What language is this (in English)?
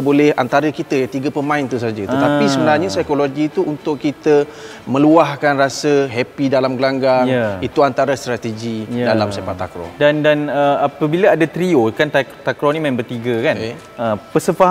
Malay